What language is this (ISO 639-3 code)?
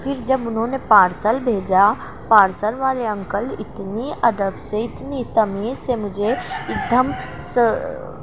urd